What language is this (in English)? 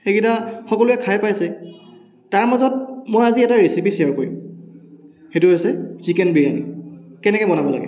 Assamese